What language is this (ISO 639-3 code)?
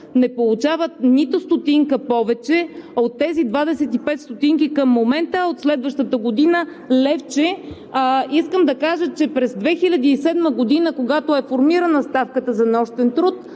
bul